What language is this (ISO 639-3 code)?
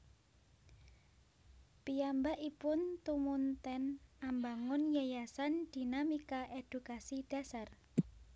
jav